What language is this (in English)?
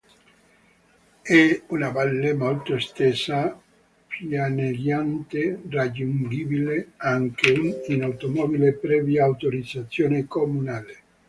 Italian